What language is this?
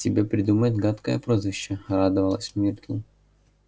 Russian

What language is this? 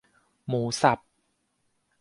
Thai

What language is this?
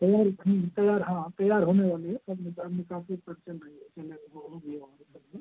Hindi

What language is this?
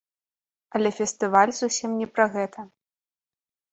Belarusian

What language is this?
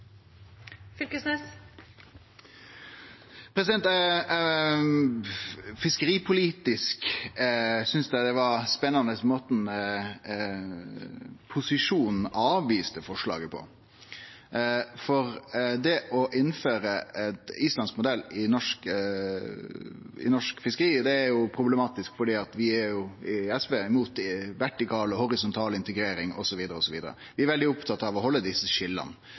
Norwegian Nynorsk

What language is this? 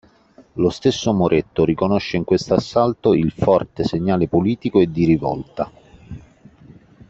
Italian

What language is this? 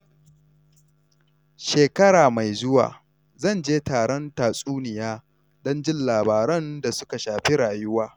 Hausa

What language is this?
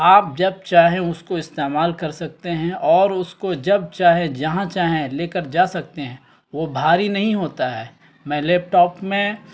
Urdu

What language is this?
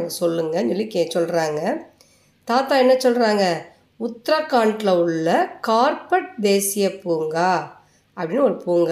Tamil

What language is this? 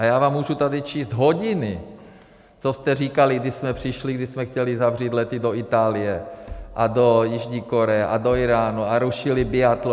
Czech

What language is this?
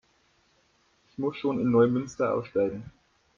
German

